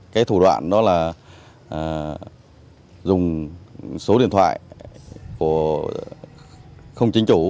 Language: Vietnamese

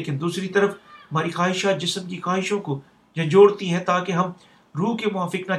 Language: Urdu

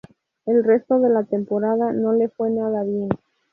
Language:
Spanish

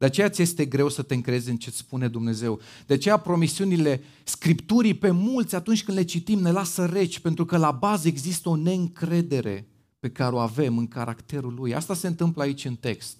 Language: Romanian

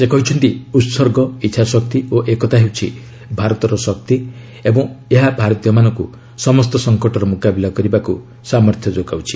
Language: Odia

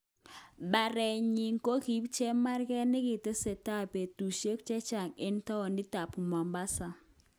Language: Kalenjin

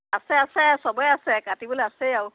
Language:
Assamese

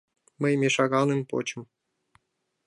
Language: Mari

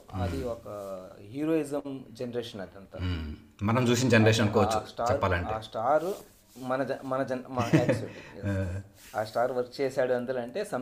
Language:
Telugu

